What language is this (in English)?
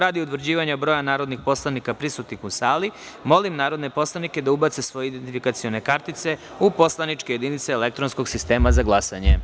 Serbian